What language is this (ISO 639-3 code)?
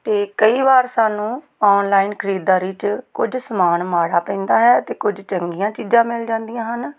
pan